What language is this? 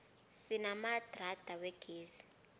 South Ndebele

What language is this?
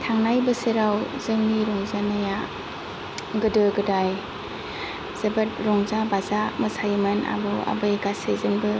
Bodo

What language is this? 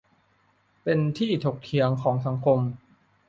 Thai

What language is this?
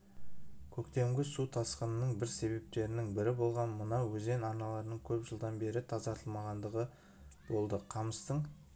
Kazakh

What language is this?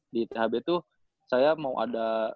Indonesian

